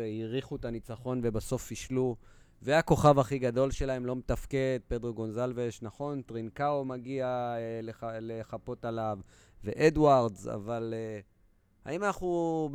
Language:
Hebrew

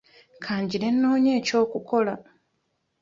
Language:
Ganda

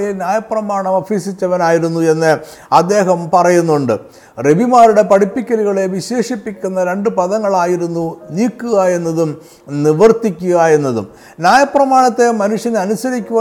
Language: Malayalam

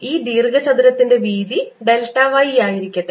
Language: Malayalam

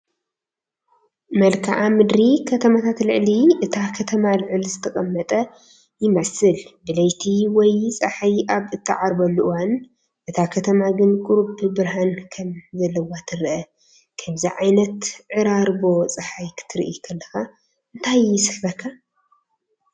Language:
Tigrinya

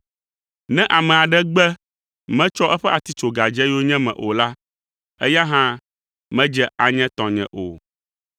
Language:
Ewe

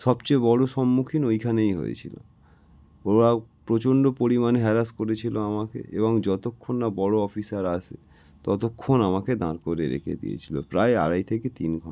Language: Bangla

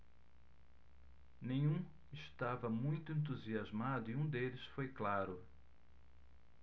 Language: Portuguese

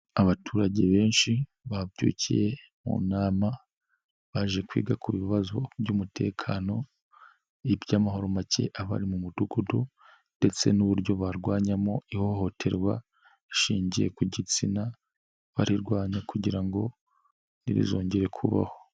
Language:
Kinyarwanda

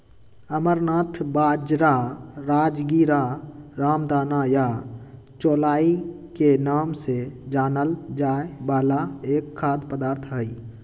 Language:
Magahi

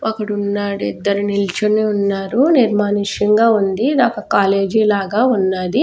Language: Telugu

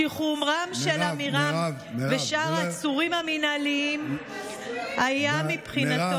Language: Hebrew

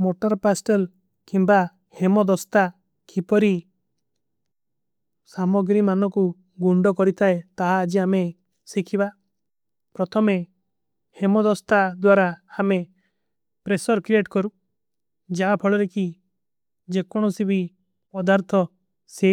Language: Kui (India)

